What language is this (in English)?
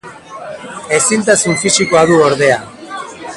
Basque